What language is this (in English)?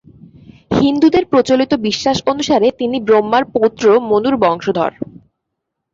Bangla